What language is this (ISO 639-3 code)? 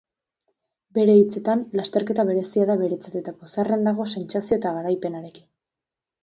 eus